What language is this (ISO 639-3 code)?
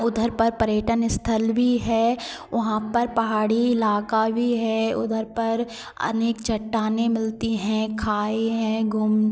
hin